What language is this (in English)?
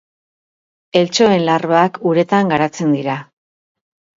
Basque